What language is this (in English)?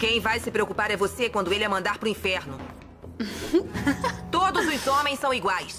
Portuguese